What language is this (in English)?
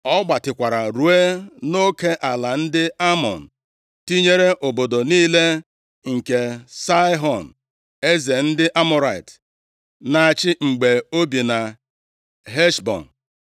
Igbo